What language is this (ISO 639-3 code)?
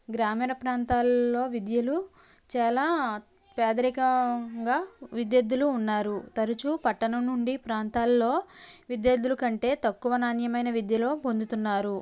tel